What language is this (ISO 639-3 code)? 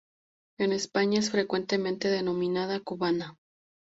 spa